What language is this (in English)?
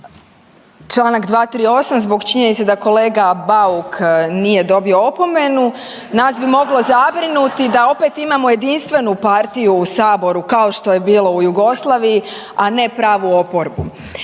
Croatian